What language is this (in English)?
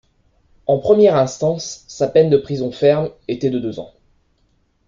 French